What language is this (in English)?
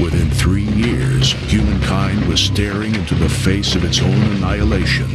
French